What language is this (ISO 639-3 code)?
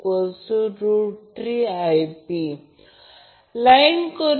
mar